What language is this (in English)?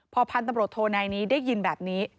Thai